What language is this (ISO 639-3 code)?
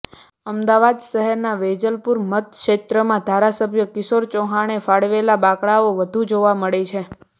guj